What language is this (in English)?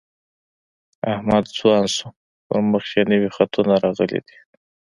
Pashto